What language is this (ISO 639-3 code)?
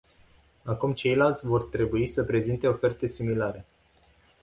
ron